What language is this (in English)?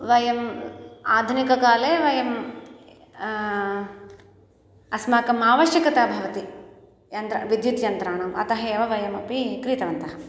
Sanskrit